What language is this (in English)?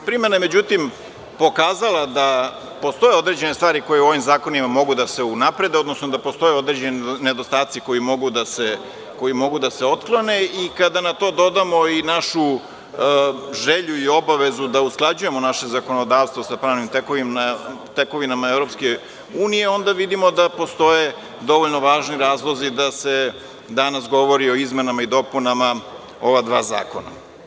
Serbian